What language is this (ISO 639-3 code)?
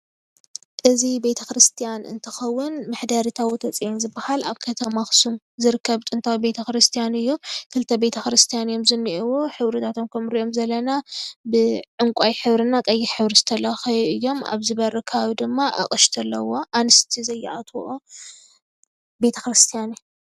tir